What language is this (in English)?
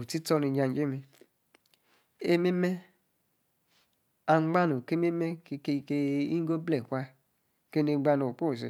Yace